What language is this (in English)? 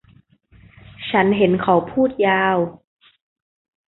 Thai